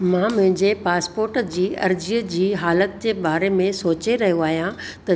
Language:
Sindhi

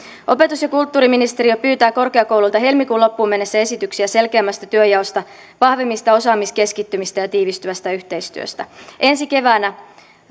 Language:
Finnish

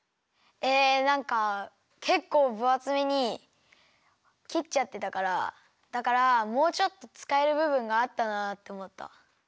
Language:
Japanese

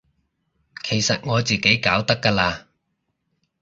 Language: Cantonese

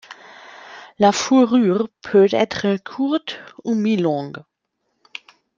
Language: French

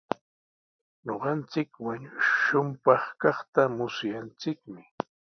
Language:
Sihuas Ancash Quechua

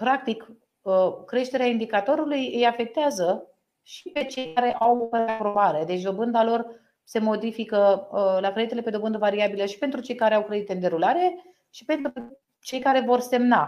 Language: Romanian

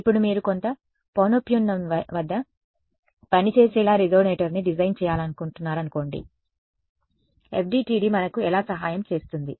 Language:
Telugu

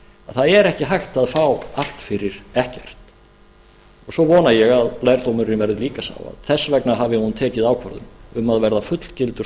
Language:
Icelandic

